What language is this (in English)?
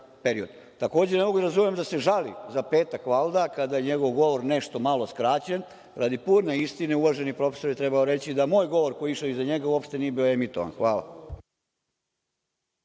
Serbian